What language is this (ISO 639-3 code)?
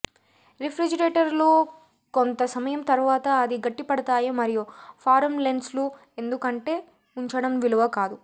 tel